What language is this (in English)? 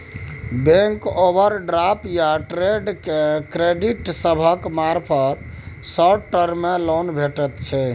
Maithili